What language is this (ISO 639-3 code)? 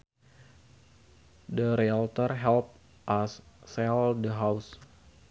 sun